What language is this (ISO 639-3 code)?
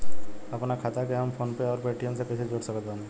bho